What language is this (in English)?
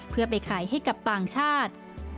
Thai